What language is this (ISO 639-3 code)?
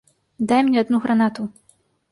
bel